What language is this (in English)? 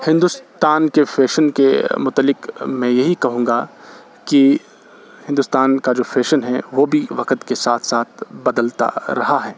Urdu